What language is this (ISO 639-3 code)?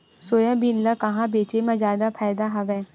hne